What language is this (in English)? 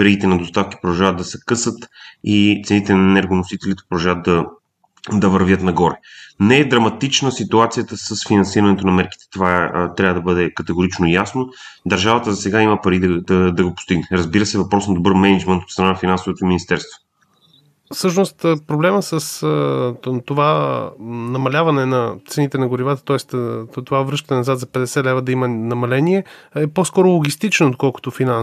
Bulgarian